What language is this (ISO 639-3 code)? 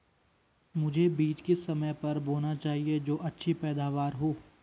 hin